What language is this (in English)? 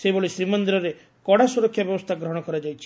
Odia